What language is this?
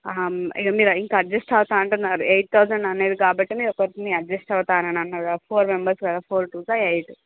Telugu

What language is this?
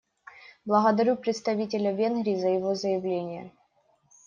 Russian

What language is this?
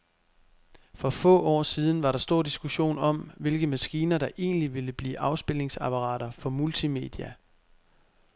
Danish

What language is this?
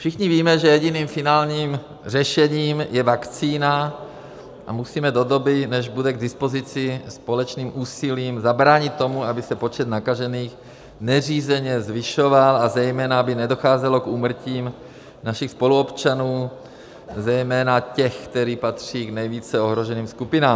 Czech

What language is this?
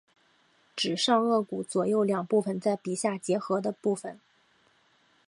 Chinese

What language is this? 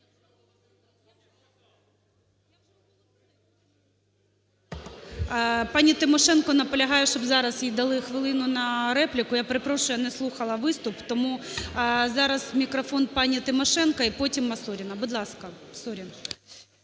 Ukrainian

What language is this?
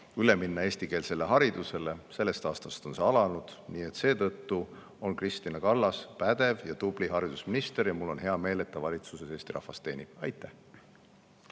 Estonian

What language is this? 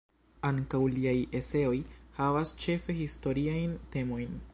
Esperanto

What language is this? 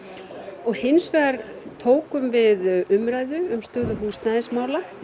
Icelandic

